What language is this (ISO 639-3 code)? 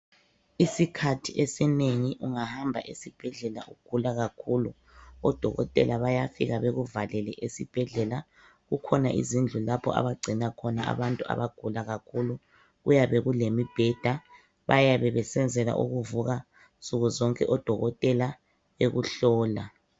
nde